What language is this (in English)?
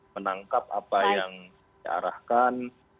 Indonesian